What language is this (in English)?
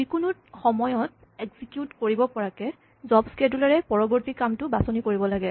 Assamese